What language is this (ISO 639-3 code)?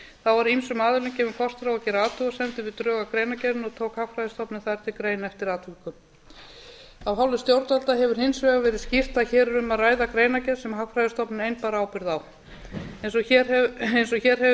isl